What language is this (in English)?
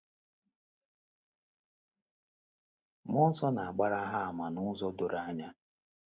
Igbo